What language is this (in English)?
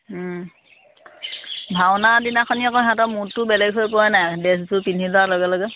Assamese